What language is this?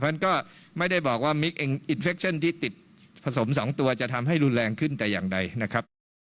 Thai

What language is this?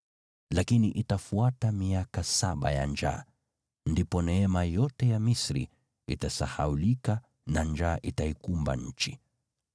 Swahili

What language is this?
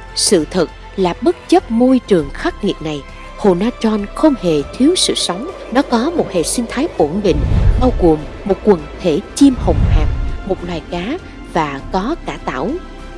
Vietnamese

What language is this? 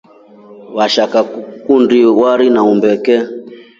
Rombo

